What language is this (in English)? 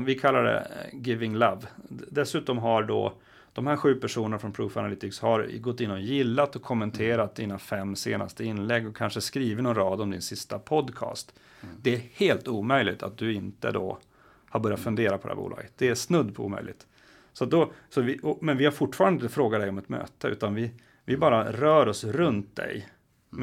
Swedish